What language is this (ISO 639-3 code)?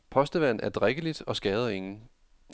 dan